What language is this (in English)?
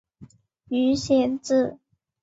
Chinese